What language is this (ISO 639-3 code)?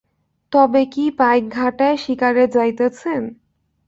ben